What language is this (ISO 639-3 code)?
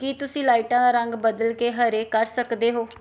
pan